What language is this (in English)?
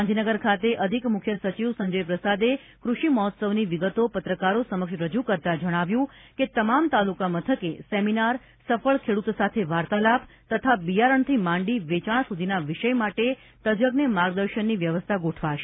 Gujarati